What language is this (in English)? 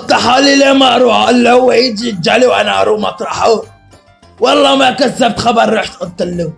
Arabic